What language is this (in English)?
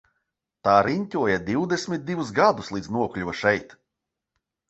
Latvian